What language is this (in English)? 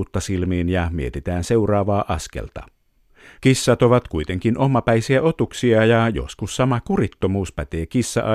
Finnish